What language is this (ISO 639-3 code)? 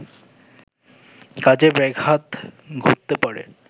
ben